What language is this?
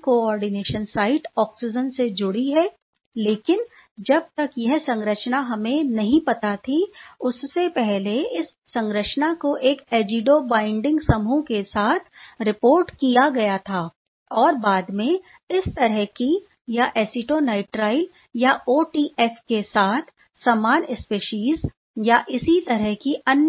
Hindi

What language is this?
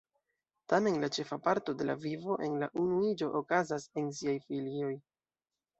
Esperanto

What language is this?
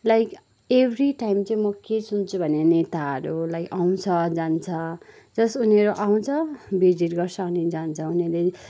Nepali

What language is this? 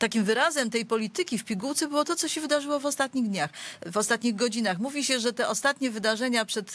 Polish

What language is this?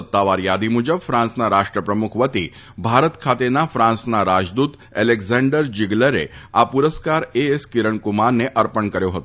Gujarati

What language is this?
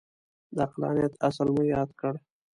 Pashto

